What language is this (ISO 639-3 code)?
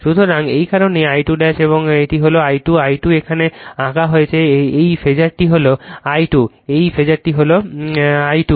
ben